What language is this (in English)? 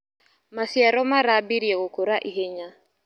Kikuyu